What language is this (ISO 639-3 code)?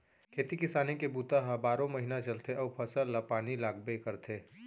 hne